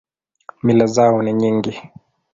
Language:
Swahili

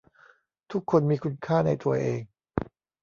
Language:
Thai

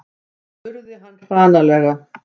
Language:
Icelandic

